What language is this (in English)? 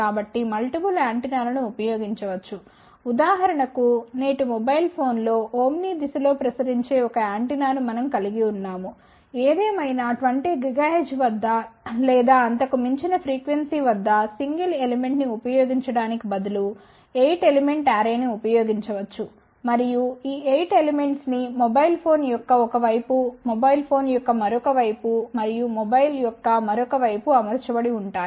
Telugu